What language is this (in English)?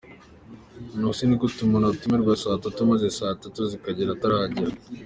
Kinyarwanda